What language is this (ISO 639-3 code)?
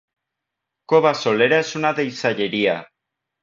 cat